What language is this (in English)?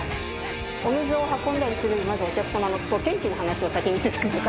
Japanese